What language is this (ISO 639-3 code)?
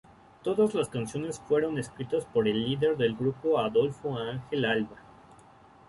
spa